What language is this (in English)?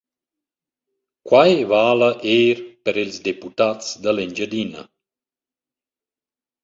Romansh